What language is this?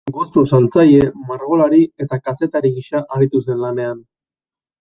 Basque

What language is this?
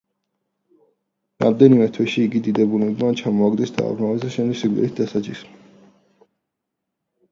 Georgian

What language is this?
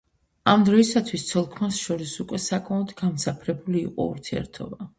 Georgian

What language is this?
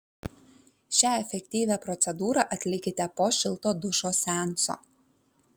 Lithuanian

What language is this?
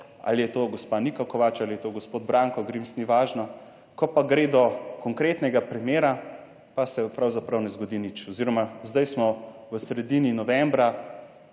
Slovenian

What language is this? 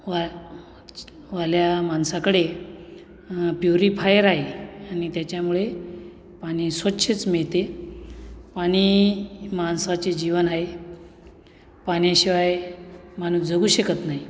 Marathi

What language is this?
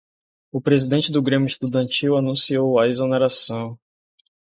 Portuguese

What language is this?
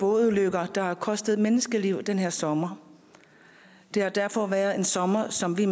Danish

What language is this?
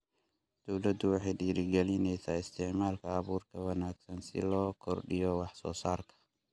Somali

